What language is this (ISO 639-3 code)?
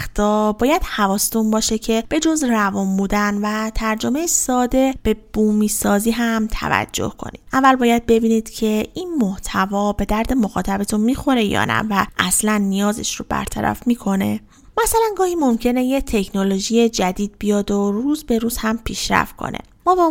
fas